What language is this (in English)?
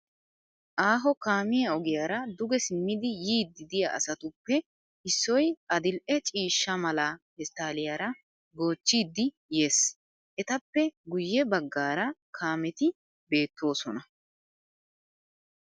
Wolaytta